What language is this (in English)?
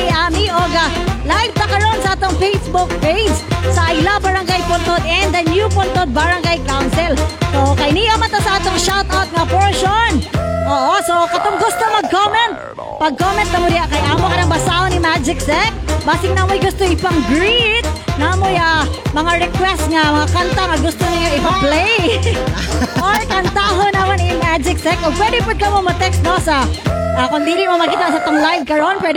Filipino